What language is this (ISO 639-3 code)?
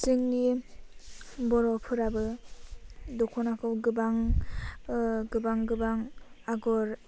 brx